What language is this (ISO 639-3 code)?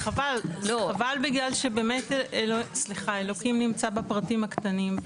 heb